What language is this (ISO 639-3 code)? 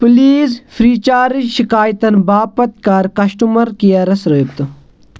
kas